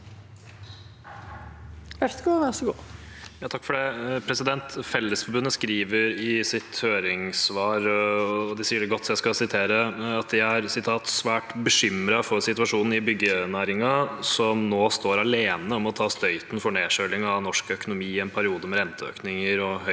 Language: Norwegian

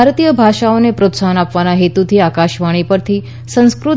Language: Gujarati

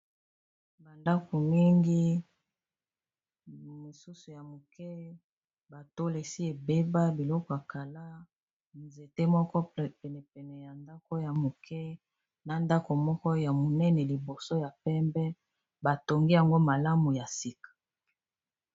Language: Lingala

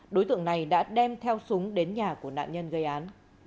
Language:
Vietnamese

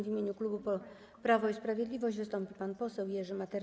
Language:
Polish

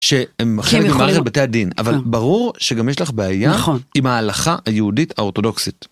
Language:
Hebrew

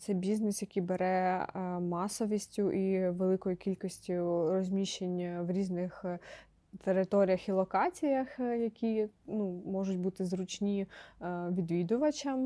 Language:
Ukrainian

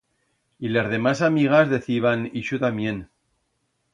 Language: Aragonese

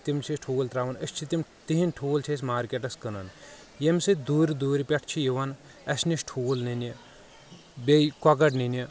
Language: Kashmiri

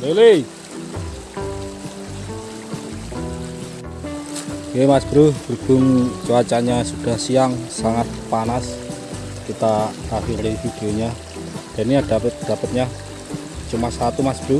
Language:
Indonesian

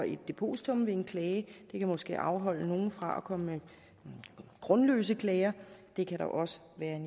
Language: Danish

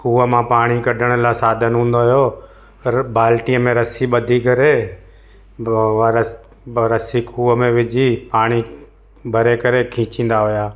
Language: Sindhi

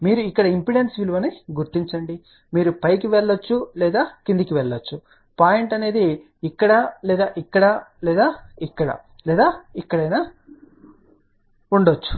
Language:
Telugu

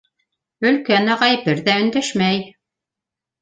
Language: Bashkir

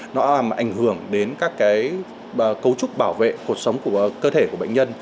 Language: Vietnamese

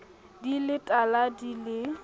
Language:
Southern Sotho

